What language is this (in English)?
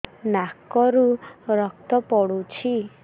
Odia